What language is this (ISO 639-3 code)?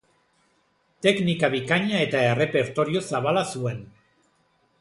eus